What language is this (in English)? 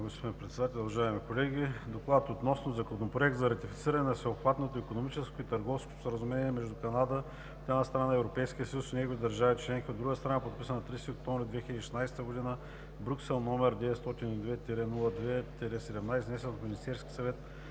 Bulgarian